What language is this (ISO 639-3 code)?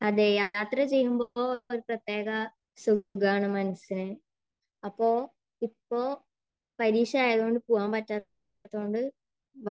mal